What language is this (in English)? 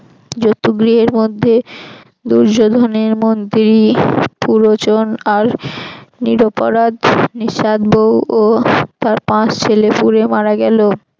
Bangla